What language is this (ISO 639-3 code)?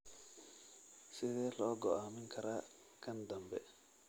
som